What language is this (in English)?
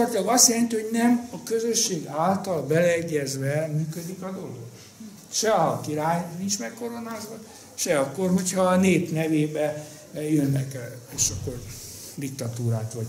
Hungarian